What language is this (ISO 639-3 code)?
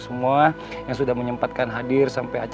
ind